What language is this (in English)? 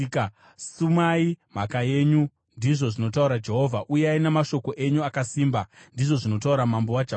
Shona